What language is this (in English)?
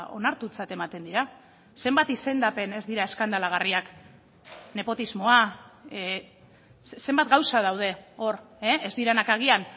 Basque